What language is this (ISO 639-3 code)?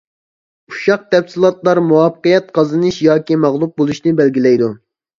uig